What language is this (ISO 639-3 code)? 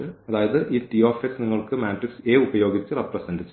mal